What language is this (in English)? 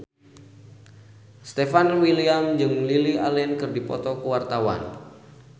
Sundanese